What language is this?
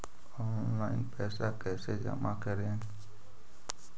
Magahi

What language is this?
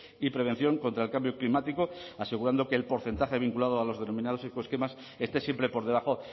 Spanish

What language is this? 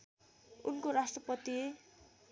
Nepali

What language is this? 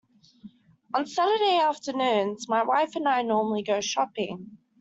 English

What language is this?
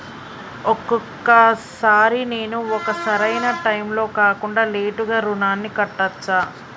Telugu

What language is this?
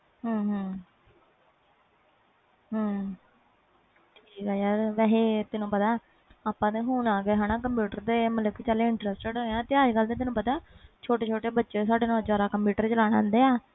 Punjabi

